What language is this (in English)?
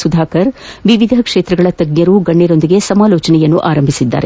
Kannada